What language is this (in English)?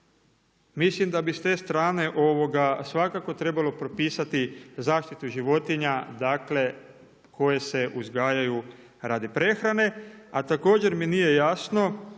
Croatian